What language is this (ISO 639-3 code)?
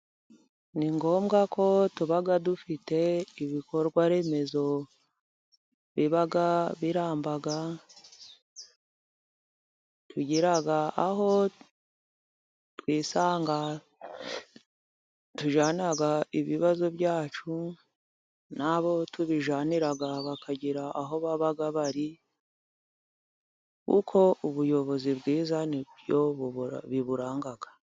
kin